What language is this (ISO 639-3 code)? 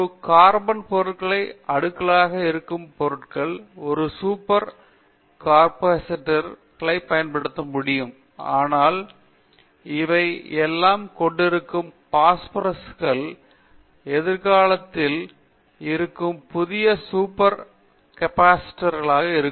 tam